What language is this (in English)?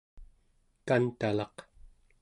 Central Yupik